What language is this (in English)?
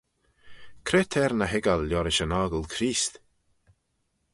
Manx